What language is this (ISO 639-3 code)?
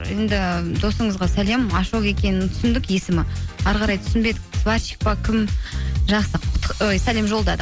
kaz